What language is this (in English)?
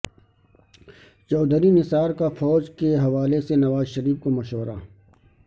Urdu